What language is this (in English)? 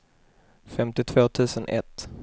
Swedish